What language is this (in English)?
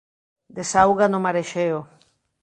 Galician